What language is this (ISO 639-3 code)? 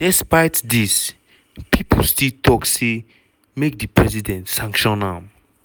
pcm